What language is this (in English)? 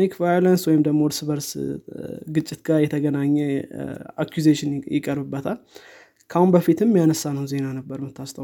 Amharic